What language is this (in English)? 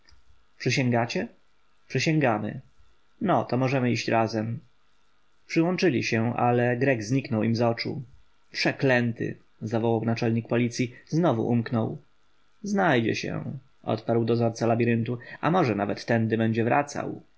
Polish